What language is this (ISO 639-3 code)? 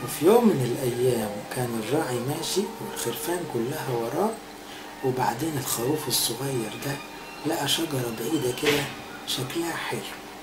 ara